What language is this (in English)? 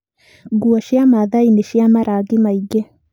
Kikuyu